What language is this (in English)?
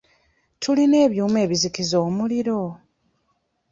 Ganda